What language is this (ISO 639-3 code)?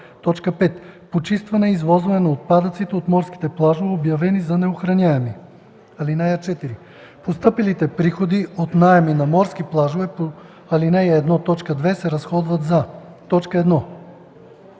bul